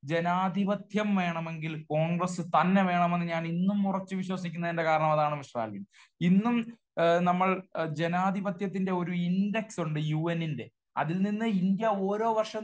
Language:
Malayalam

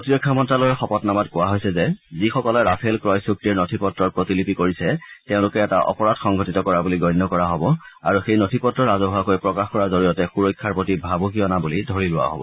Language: Assamese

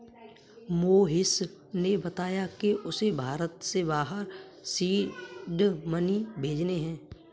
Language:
Hindi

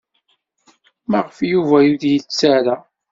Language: Kabyle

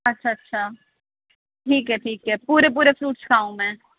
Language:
Urdu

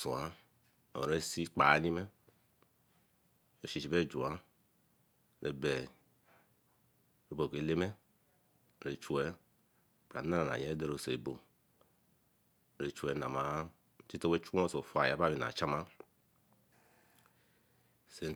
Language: Eleme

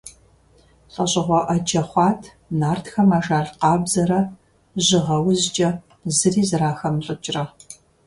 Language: Kabardian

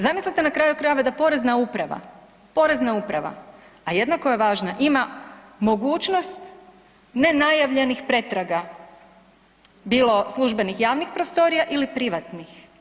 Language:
Croatian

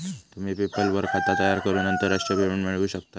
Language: Marathi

